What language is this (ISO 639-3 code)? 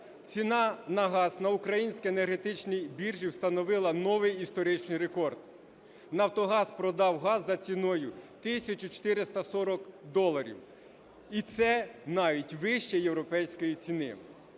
ukr